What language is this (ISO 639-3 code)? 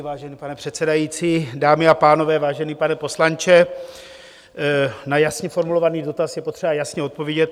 ces